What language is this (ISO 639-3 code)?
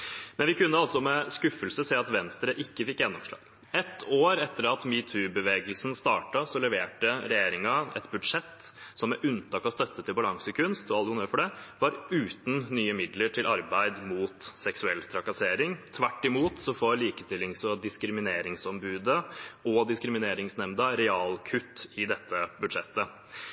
nob